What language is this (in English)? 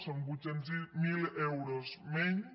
Catalan